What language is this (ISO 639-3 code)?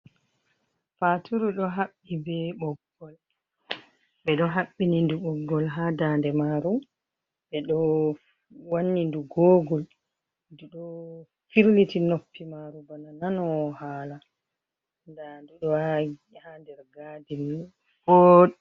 ful